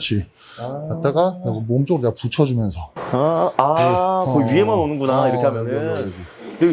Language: Korean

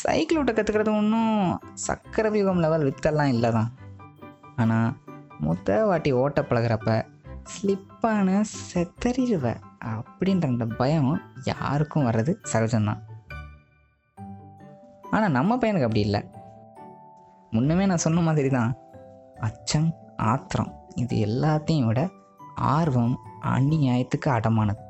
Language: Tamil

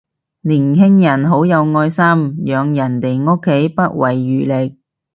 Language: Cantonese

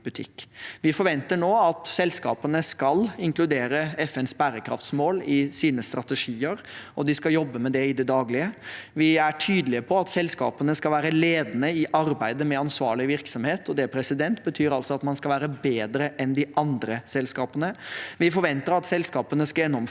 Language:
Norwegian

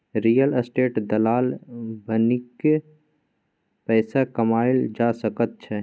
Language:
Maithili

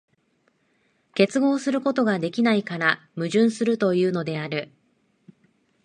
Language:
Japanese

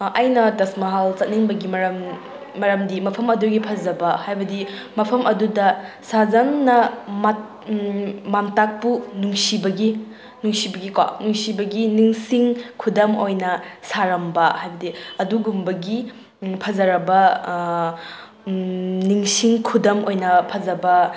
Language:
Manipuri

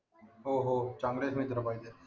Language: Marathi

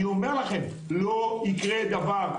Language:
Hebrew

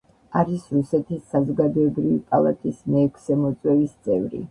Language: Georgian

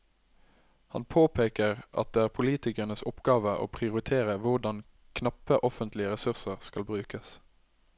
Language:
Norwegian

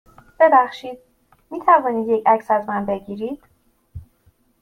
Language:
Persian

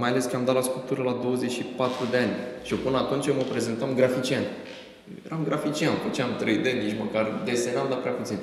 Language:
Romanian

